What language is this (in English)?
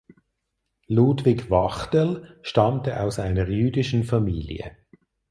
German